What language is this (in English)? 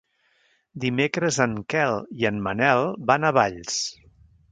Catalan